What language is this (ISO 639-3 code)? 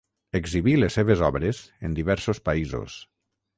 cat